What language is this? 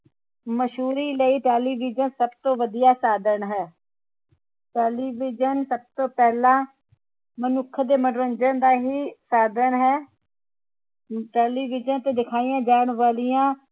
Punjabi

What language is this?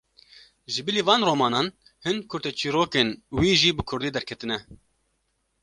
Kurdish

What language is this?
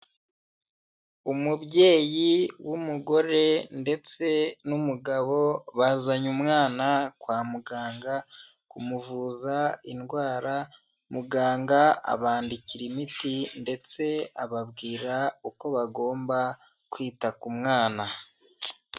Kinyarwanda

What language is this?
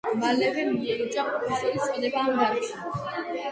Georgian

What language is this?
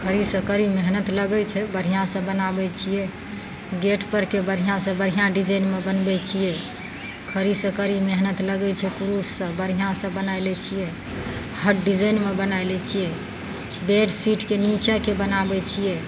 Maithili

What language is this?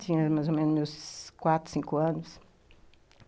Portuguese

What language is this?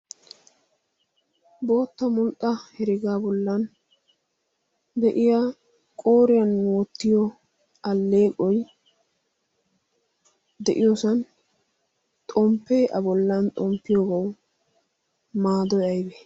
Wolaytta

